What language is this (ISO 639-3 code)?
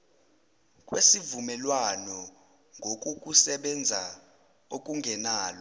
zul